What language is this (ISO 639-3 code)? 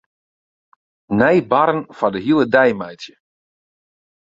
fry